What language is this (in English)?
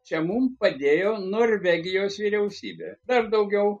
Lithuanian